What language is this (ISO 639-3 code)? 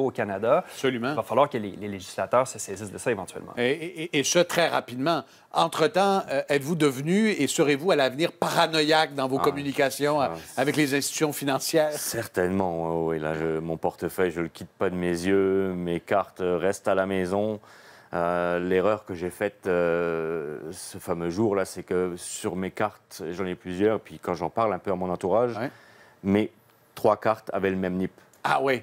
fra